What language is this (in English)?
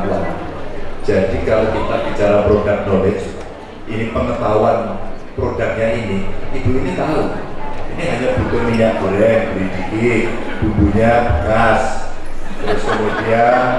Indonesian